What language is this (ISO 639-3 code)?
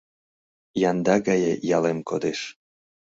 chm